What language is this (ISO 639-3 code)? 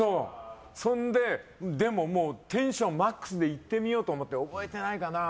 jpn